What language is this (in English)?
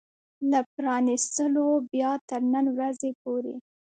Pashto